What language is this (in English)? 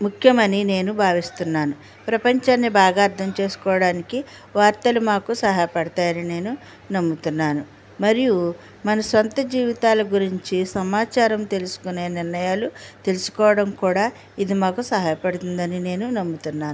Telugu